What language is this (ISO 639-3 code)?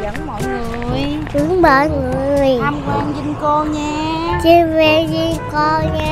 vie